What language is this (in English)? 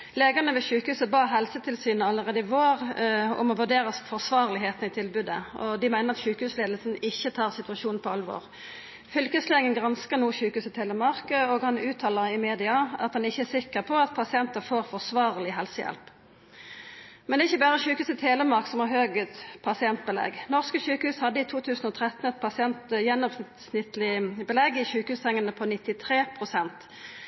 Norwegian Nynorsk